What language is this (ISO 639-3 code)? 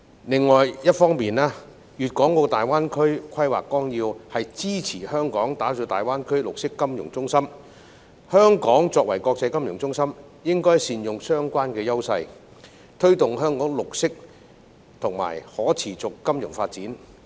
yue